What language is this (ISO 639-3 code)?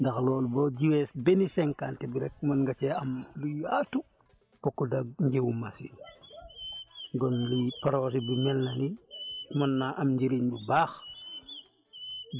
wol